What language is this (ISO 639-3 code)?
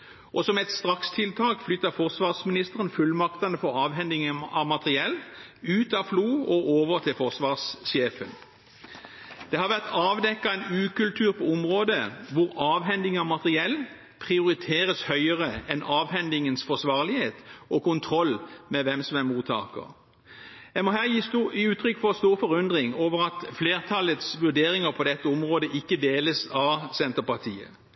nob